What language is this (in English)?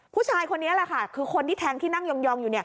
Thai